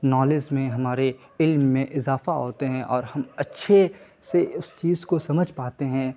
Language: Urdu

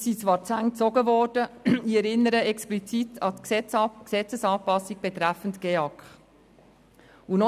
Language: Swiss German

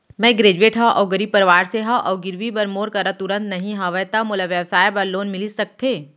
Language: Chhattisgarhi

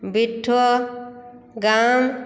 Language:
Maithili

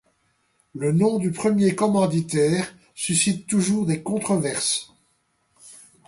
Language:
French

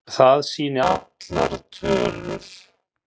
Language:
Icelandic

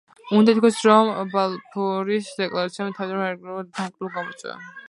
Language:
Georgian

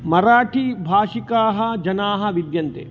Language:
Sanskrit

